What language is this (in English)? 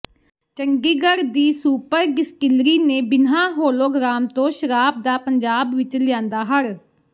Punjabi